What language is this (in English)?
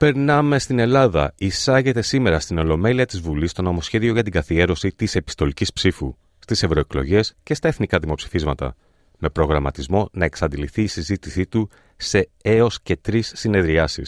Greek